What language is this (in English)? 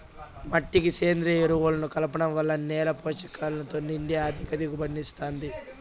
Telugu